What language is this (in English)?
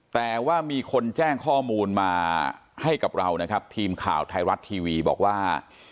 Thai